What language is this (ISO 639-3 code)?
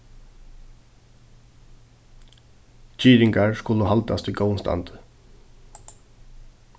fao